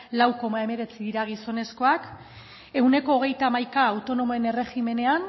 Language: Basque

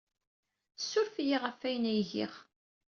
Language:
Kabyle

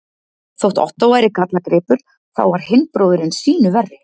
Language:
Icelandic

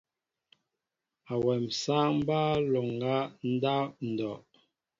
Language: Mbo (Cameroon)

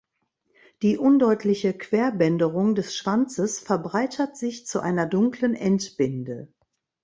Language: German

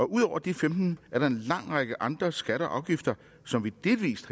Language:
Danish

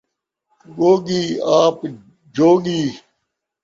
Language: Saraiki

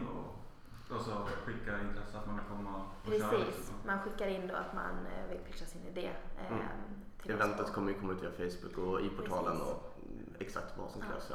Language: Swedish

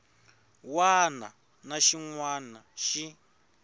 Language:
Tsonga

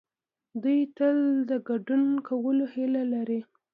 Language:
Pashto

